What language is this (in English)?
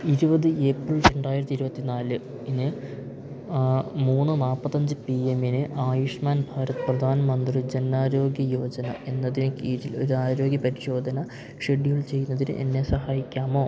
Malayalam